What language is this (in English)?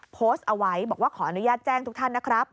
Thai